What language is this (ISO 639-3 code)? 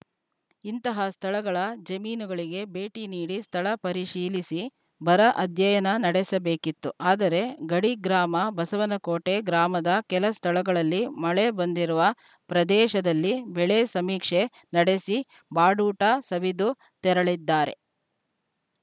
kan